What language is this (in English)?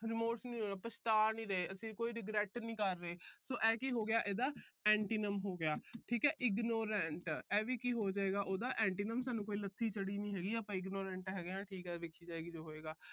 Punjabi